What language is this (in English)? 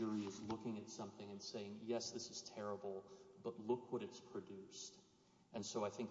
English